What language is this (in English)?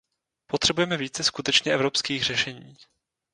Czech